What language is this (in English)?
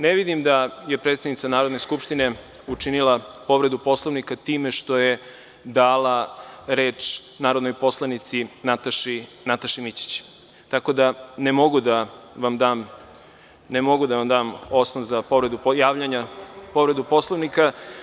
Serbian